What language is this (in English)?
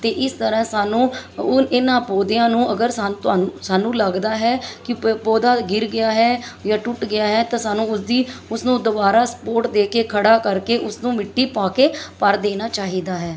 Punjabi